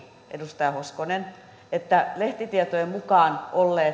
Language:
Finnish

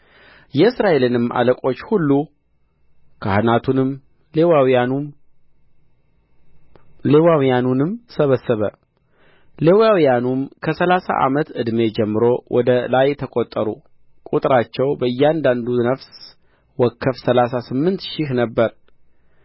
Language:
Amharic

